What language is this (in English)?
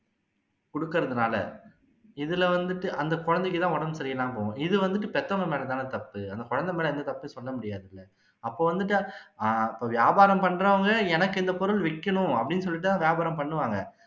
Tamil